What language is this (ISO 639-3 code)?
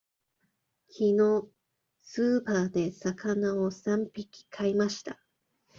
jpn